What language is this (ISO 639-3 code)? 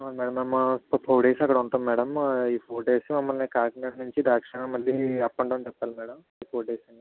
tel